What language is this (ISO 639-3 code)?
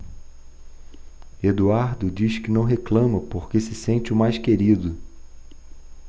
por